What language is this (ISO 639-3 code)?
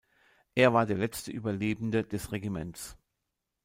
deu